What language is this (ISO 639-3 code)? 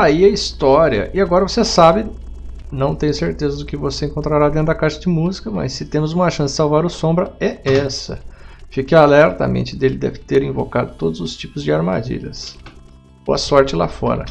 por